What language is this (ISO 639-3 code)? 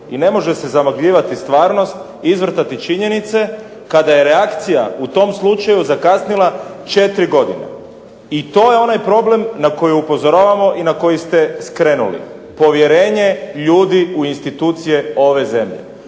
hrv